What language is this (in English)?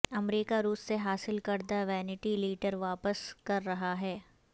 Urdu